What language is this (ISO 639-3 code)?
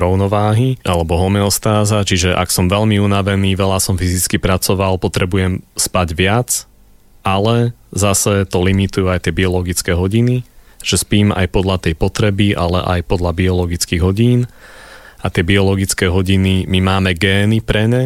slk